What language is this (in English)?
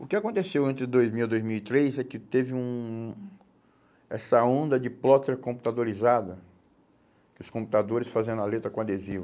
Portuguese